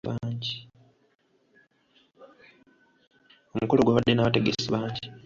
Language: Ganda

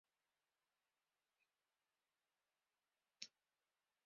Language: Western Frisian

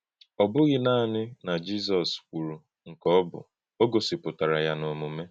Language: Igbo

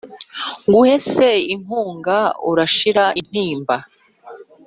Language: Kinyarwanda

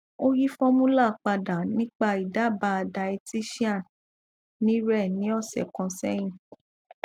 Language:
Yoruba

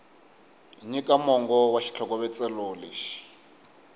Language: Tsonga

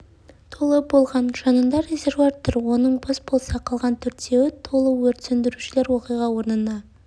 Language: Kazakh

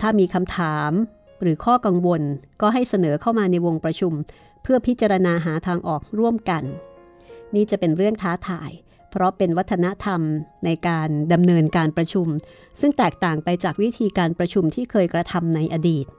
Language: Thai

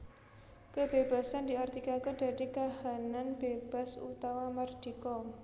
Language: Javanese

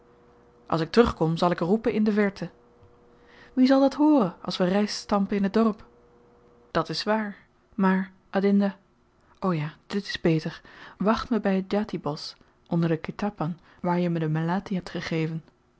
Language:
Dutch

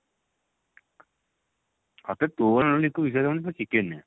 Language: Odia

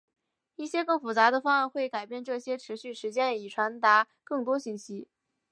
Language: Chinese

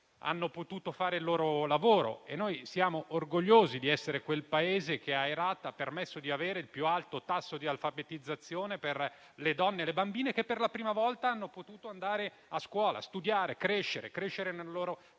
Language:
Italian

